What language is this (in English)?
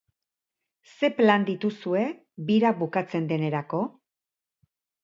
Basque